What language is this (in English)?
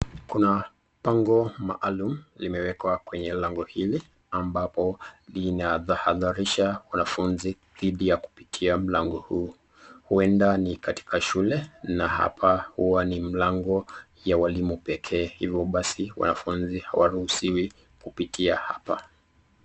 Swahili